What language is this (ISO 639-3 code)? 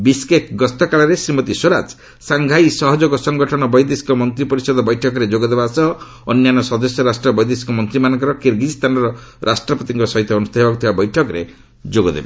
ori